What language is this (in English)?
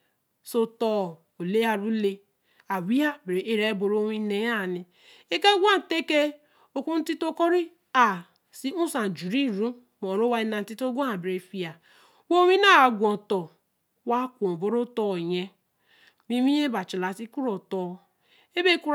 Eleme